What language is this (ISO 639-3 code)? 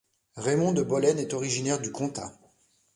fra